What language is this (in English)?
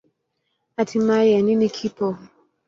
Swahili